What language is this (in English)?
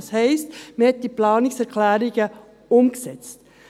Swiss German